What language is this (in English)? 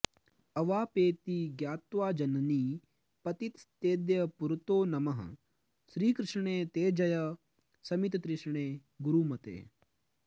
Sanskrit